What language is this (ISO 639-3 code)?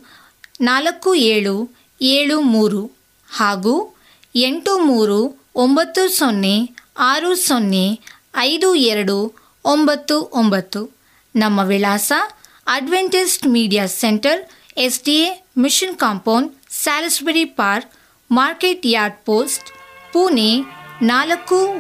kan